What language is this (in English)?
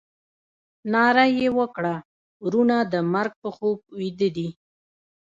Pashto